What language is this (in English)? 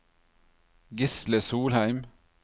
Norwegian